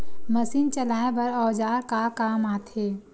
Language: Chhattisgarhi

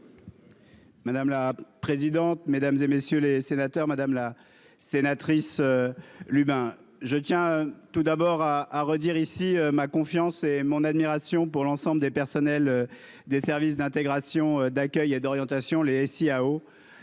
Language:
French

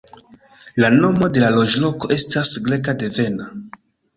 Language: Esperanto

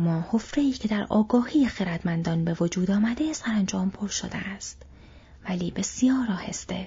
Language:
Persian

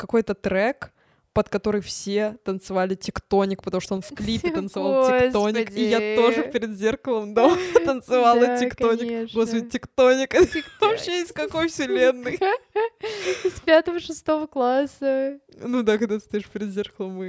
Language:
Russian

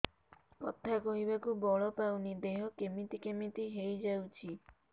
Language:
Odia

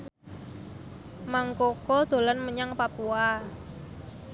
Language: Javanese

